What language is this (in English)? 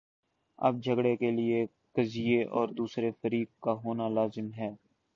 Urdu